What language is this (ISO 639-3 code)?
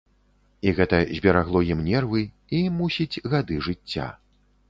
bel